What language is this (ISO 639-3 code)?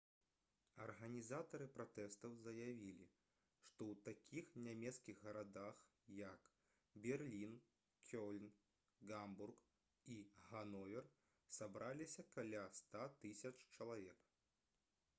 bel